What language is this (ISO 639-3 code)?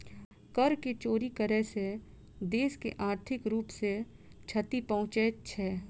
mai